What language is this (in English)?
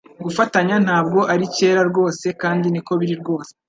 Kinyarwanda